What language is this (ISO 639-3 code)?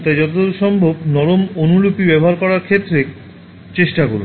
ben